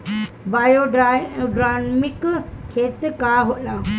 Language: Bhojpuri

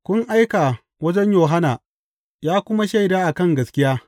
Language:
Hausa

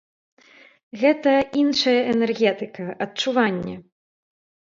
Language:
Belarusian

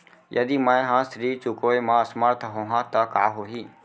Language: Chhattisgarhi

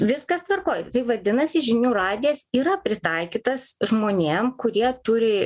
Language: Lithuanian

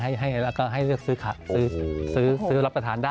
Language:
Thai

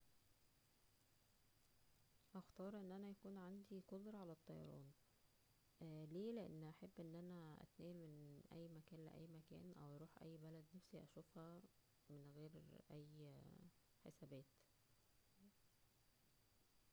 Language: Egyptian Arabic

